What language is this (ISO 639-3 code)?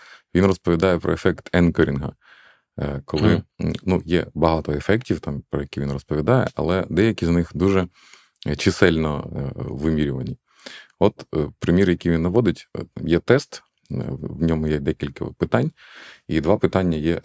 ukr